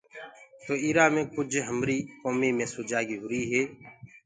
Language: Gurgula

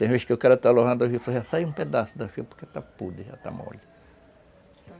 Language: Portuguese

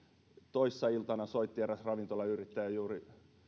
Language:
Finnish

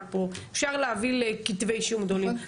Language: Hebrew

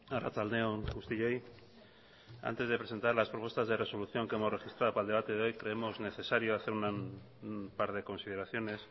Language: Spanish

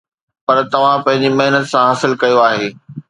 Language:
Sindhi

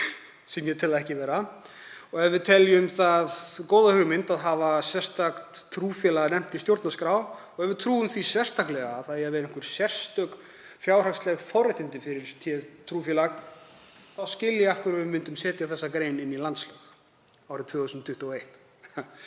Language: Icelandic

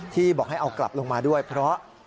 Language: Thai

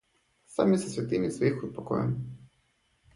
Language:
Russian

